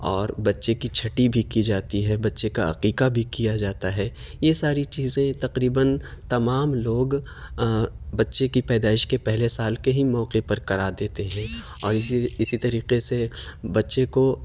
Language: Urdu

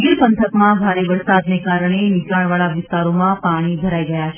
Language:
Gujarati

